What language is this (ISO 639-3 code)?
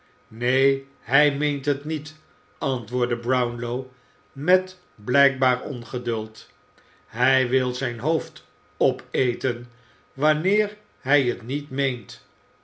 nld